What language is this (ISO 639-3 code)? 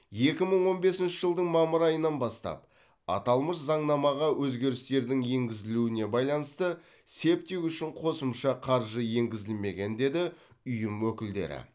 kaz